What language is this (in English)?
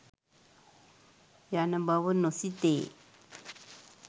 Sinhala